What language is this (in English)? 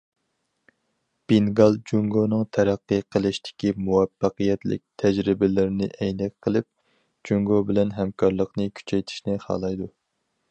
Uyghur